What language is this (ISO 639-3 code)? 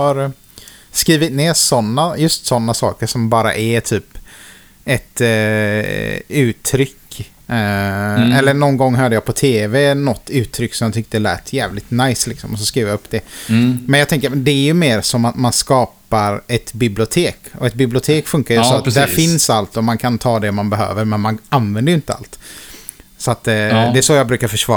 swe